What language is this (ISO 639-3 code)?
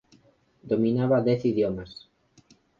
glg